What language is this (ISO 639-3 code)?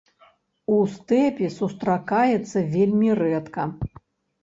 bel